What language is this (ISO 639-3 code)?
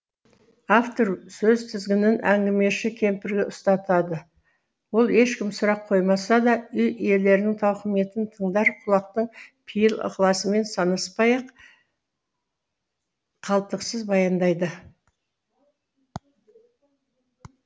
kaz